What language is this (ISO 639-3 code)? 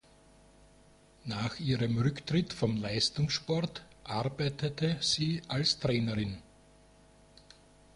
deu